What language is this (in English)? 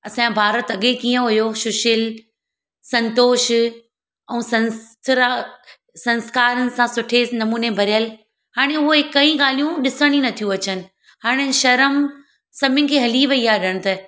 Sindhi